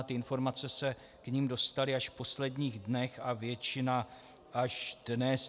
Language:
Czech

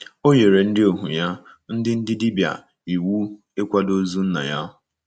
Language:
Igbo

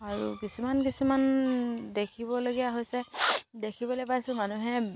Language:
Assamese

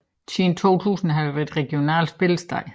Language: Danish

